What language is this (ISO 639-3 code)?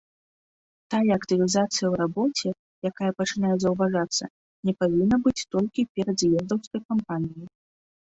bel